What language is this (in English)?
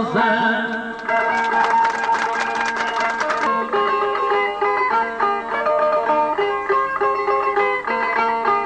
Bulgarian